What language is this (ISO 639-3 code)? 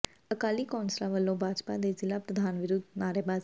pan